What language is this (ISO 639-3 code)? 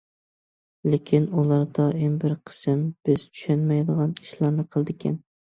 uig